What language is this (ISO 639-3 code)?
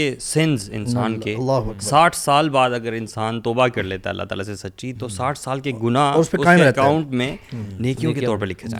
urd